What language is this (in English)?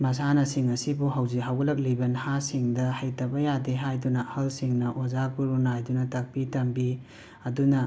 Manipuri